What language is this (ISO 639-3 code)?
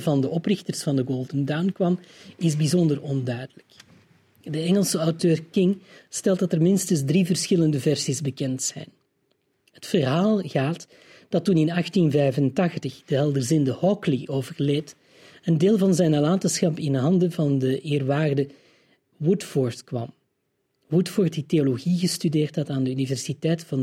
nld